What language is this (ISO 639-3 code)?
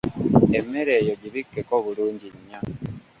lug